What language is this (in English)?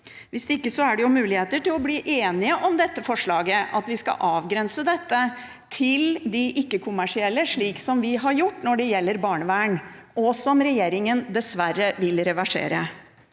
Norwegian